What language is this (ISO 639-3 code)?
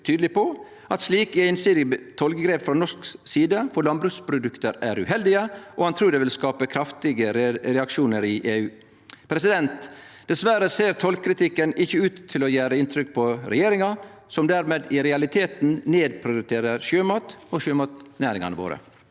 nor